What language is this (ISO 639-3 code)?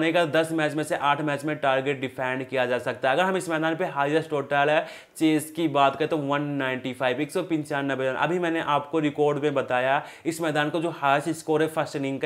hin